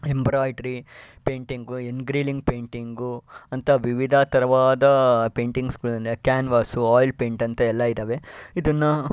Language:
Kannada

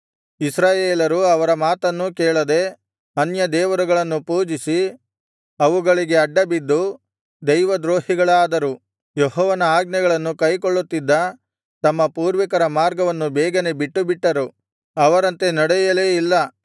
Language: Kannada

